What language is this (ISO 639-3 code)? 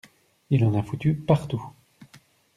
fra